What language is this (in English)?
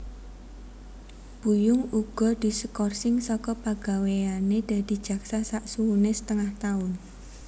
Javanese